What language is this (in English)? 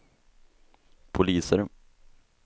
Swedish